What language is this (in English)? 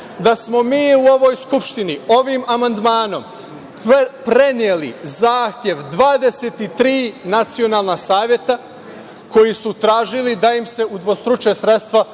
Serbian